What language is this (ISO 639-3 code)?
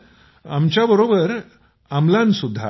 mar